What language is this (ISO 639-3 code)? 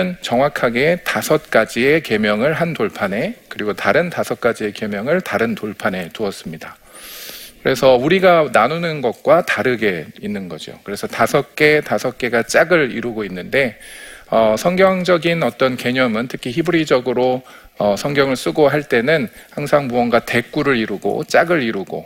kor